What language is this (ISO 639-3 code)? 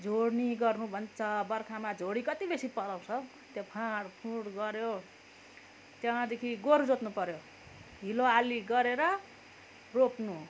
nep